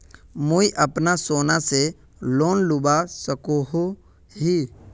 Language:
Magahi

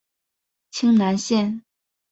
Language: Chinese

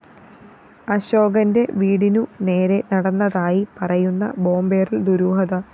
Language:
Malayalam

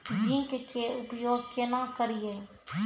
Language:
Maithili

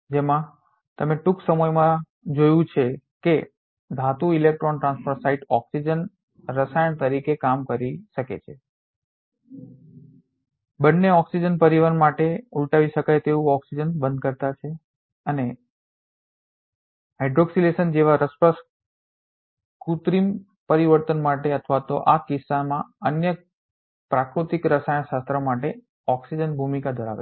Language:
Gujarati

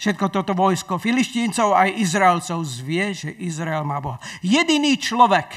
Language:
Slovak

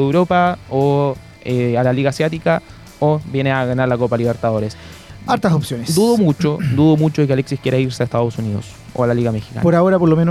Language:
Spanish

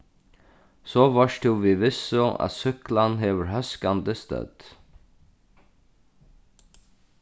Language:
Faroese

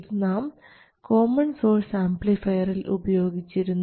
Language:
Malayalam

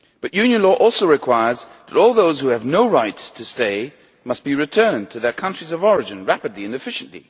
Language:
English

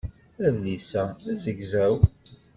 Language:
Kabyle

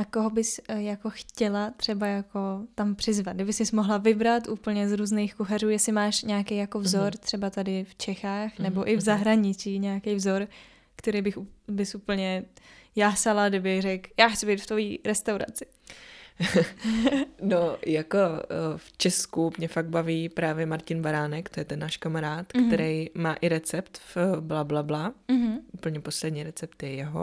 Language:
Czech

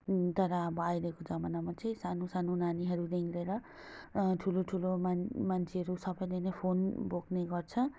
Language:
Nepali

